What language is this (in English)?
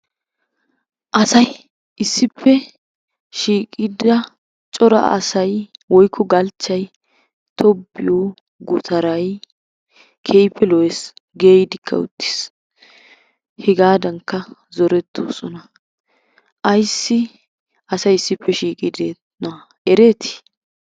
Wolaytta